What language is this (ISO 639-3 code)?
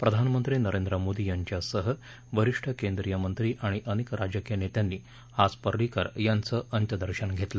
mar